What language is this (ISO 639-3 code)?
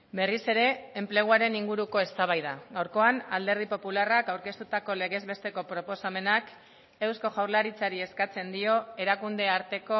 eus